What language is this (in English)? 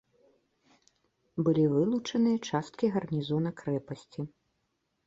Belarusian